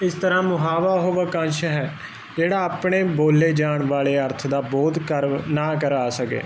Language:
Punjabi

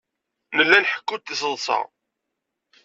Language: Kabyle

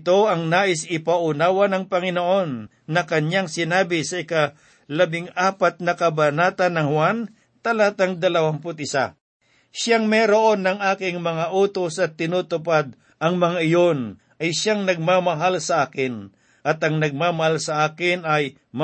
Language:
Filipino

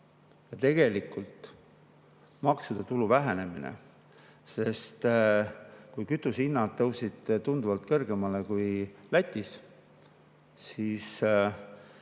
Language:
Estonian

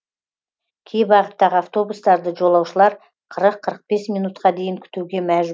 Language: Kazakh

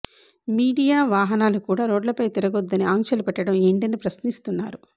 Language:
Telugu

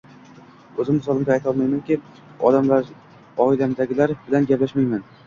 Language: Uzbek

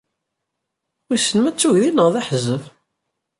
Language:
Kabyle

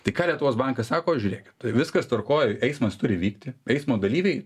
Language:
Lithuanian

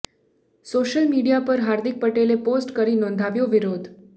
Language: Gujarati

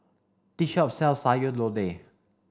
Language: English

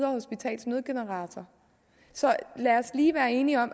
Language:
Danish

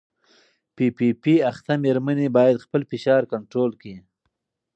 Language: Pashto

